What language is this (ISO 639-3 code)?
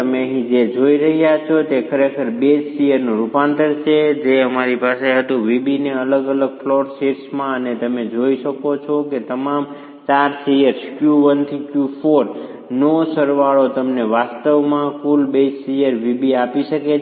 guj